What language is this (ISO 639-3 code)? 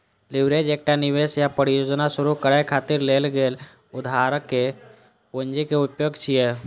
mai